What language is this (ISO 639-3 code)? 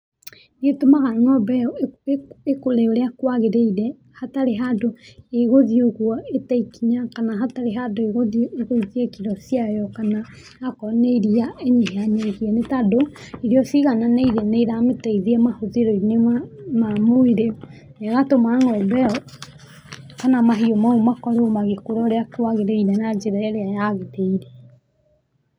kik